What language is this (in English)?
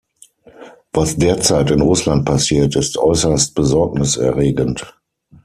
German